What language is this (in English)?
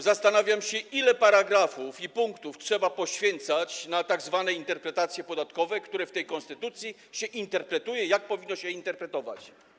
Polish